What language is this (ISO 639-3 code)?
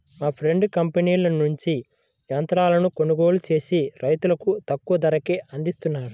tel